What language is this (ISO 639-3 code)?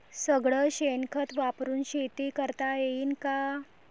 mar